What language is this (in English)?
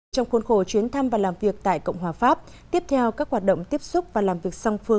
Vietnamese